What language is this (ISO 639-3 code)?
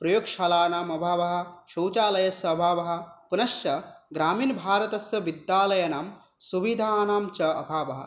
san